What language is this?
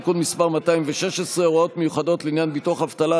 Hebrew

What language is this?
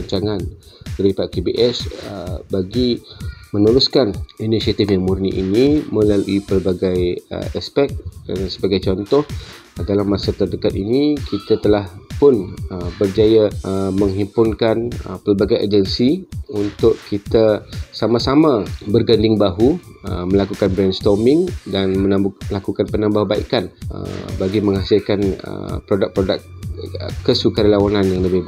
Malay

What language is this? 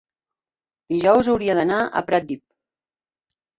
Catalan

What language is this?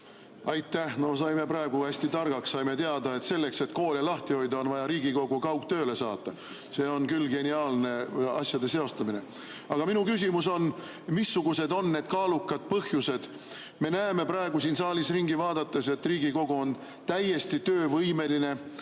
Estonian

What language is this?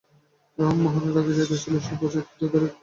Bangla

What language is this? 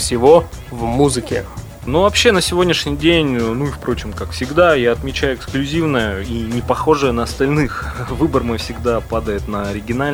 Russian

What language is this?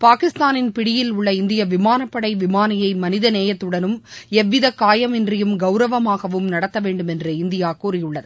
Tamil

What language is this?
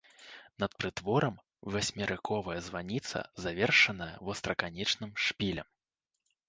Belarusian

